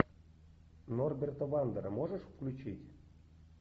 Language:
Russian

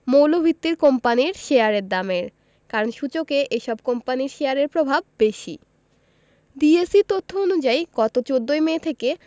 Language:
Bangla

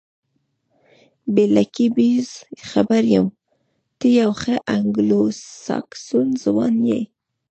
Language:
Pashto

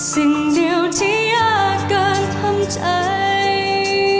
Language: Thai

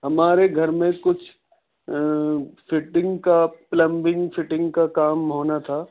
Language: Urdu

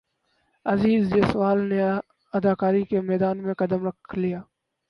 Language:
Urdu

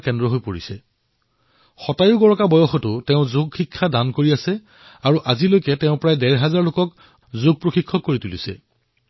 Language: Assamese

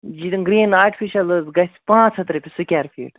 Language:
Kashmiri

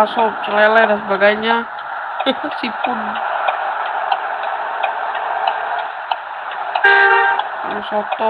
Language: Indonesian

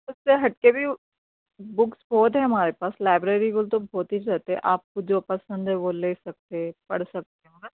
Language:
Urdu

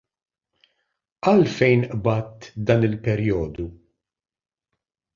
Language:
Maltese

